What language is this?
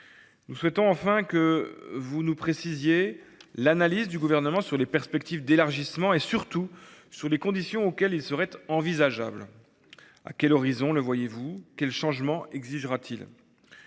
French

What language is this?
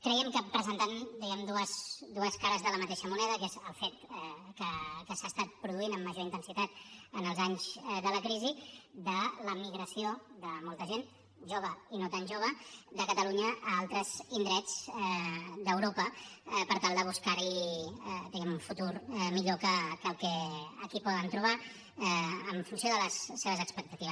Catalan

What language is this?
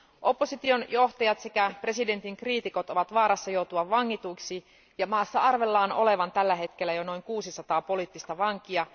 Finnish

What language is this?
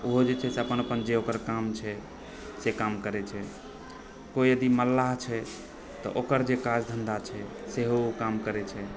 Maithili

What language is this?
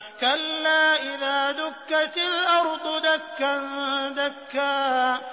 Arabic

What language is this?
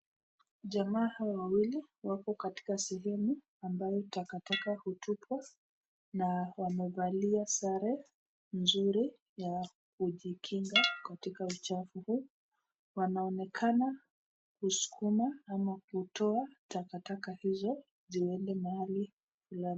Swahili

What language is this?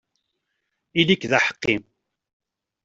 Kabyle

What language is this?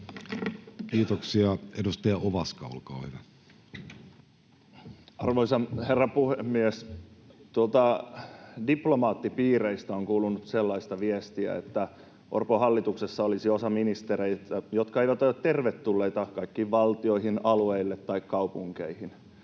Finnish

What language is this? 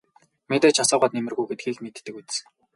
Mongolian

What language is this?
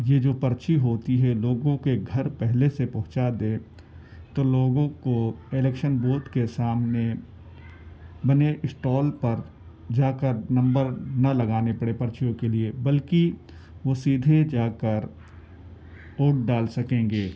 Urdu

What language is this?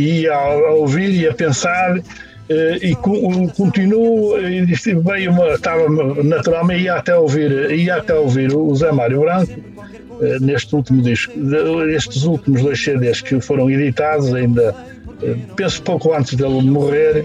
Portuguese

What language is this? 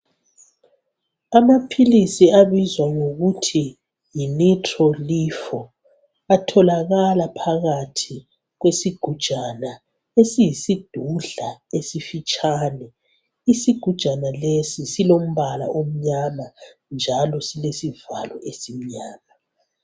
North Ndebele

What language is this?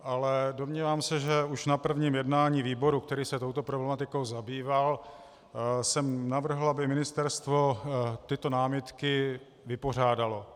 Czech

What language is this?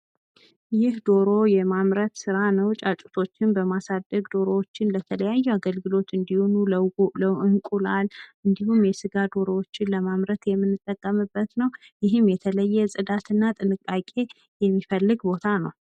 Amharic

